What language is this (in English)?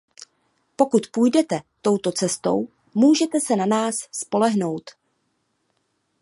Czech